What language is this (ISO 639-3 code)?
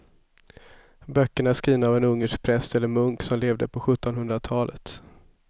swe